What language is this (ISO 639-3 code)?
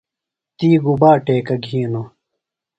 phl